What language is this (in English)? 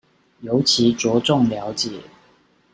Chinese